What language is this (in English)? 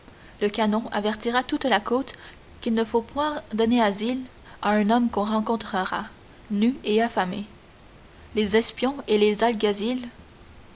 French